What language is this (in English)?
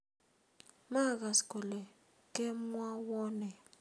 Kalenjin